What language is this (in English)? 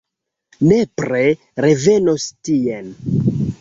Esperanto